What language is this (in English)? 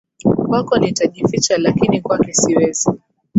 Swahili